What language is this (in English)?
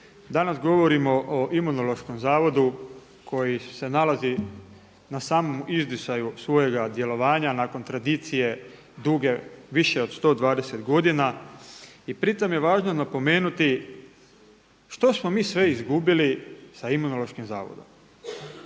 Croatian